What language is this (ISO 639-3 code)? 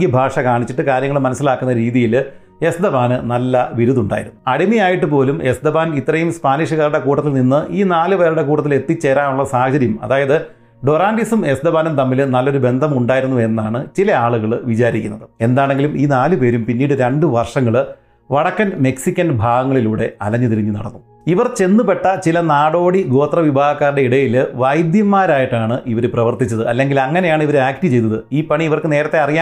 mal